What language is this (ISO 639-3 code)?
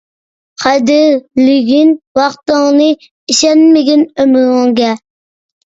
uig